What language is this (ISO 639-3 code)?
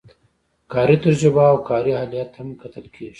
pus